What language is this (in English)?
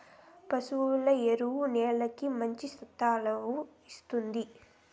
Telugu